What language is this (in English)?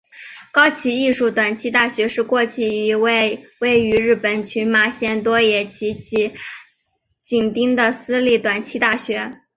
Chinese